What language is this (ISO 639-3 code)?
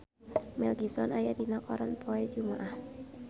sun